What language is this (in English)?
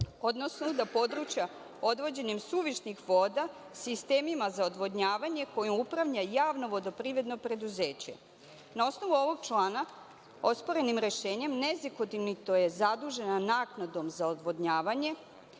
Serbian